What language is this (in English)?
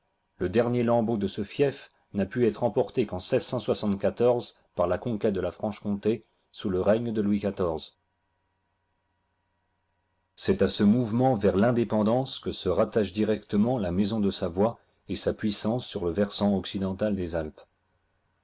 French